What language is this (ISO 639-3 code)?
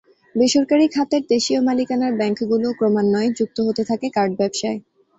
ben